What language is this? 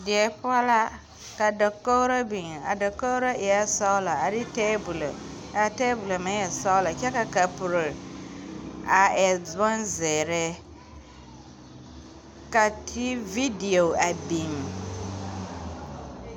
Southern Dagaare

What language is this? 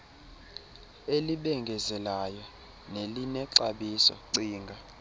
Xhosa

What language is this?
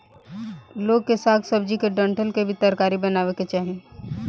Bhojpuri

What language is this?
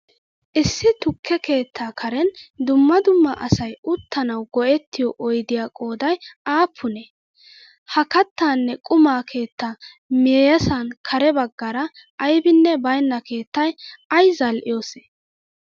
Wolaytta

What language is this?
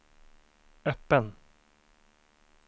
Swedish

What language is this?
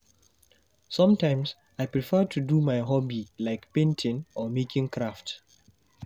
Nigerian Pidgin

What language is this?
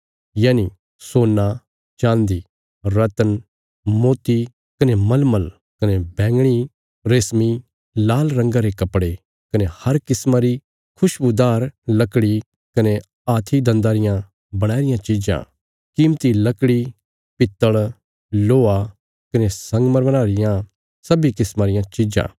Bilaspuri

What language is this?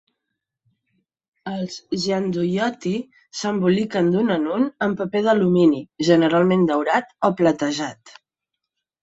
Catalan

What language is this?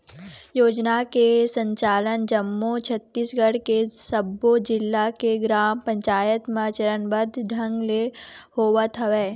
Chhattisgarhi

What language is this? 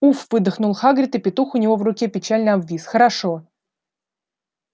Russian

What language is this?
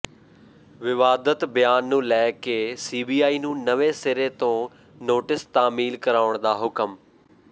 Punjabi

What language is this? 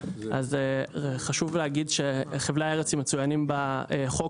Hebrew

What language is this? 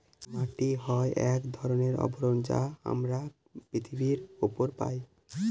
Bangla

